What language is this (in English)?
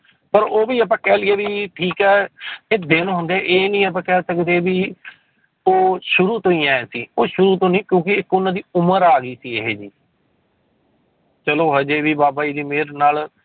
Punjabi